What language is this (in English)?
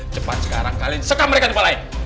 Indonesian